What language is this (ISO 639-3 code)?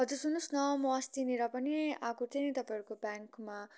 nep